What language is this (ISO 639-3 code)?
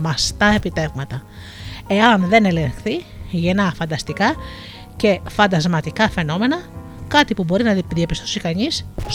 ell